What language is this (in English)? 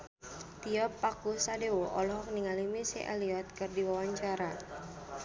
Sundanese